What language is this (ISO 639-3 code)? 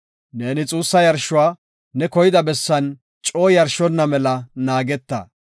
gof